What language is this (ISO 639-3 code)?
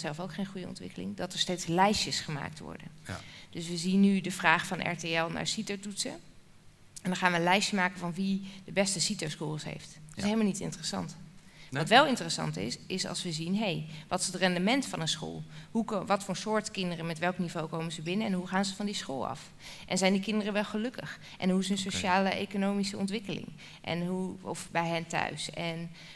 nld